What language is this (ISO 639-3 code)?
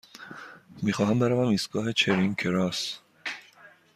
fas